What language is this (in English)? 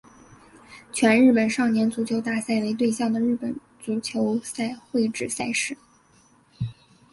Chinese